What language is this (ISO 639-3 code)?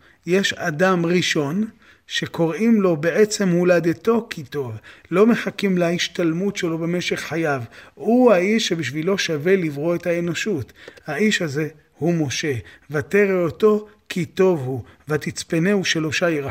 heb